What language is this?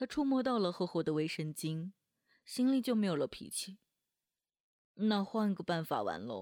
Chinese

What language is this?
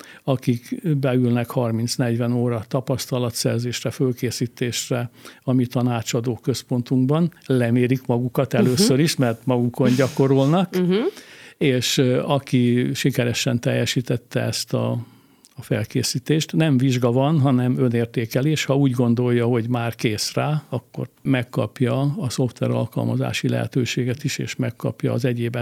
Hungarian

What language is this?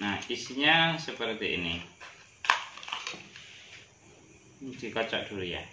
Indonesian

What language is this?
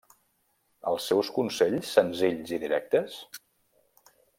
Catalan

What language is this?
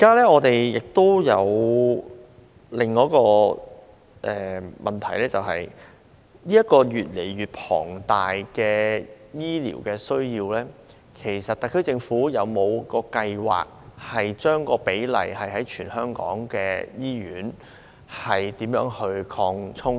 Cantonese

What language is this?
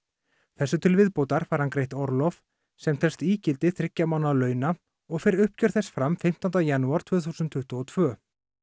Icelandic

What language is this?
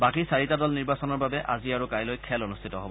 Assamese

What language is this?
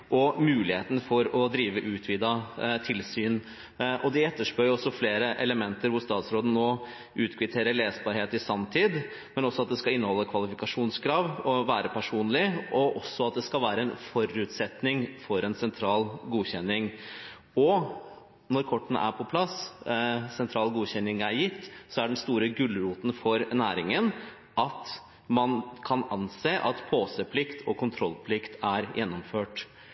Norwegian Bokmål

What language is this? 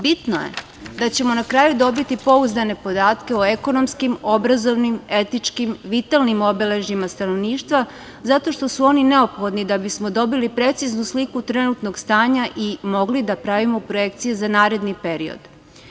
Serbian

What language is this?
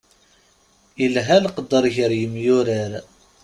Kabyle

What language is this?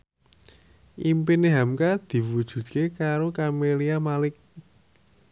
Javanese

